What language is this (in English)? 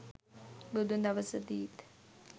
Sinhala